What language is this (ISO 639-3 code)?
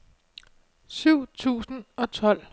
dan